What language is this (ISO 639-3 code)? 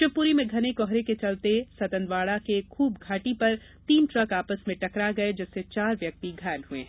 hin